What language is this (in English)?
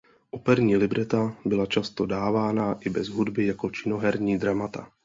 Czech